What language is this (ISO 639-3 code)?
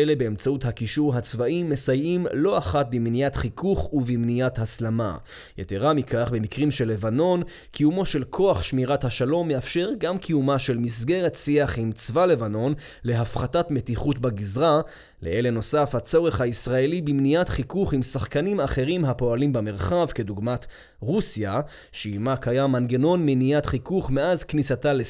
heb